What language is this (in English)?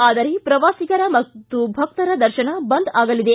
Kannada